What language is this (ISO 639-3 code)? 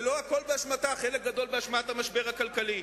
heb